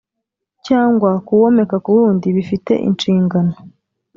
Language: Kinyarwanda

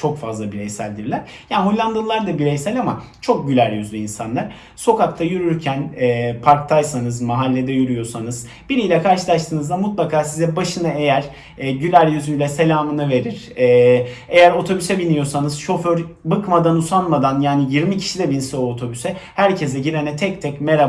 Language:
Turkish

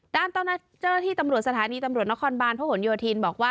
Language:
Thai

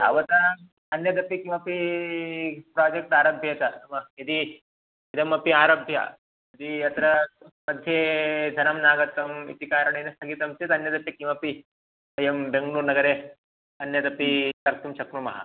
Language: Sanskrit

